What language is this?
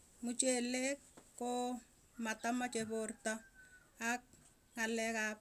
Tugen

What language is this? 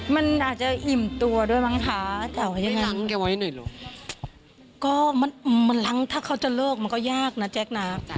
Thai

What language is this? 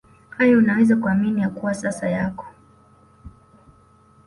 Swahili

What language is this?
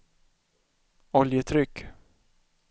Swedish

